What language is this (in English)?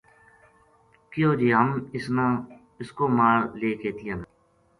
Gujari